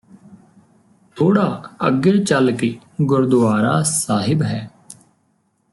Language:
Punjabi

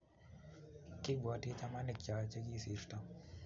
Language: Kalenjin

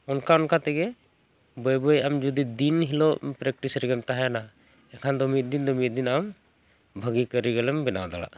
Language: Santali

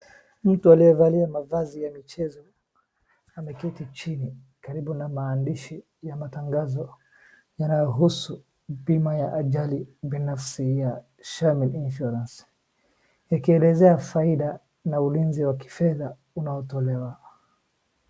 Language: Swahili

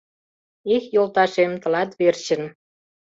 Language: Mari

